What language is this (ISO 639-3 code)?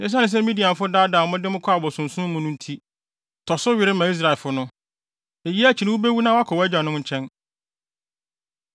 aka